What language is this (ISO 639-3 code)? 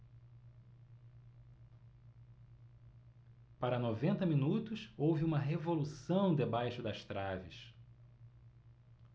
por